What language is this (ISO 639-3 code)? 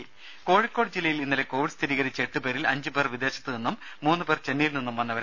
mal